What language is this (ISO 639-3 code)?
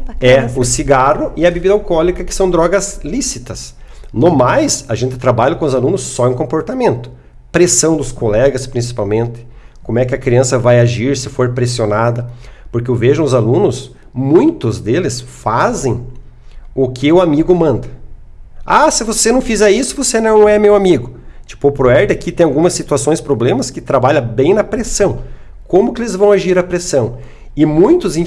por